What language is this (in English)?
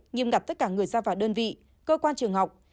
Vietnamese